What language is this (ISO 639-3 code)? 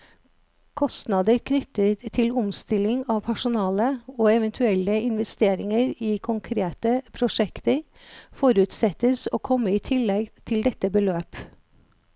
nor